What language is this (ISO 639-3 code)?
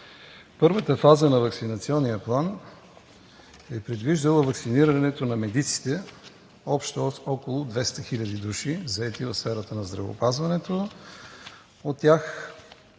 bul